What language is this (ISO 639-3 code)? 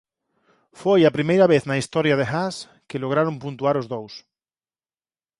glg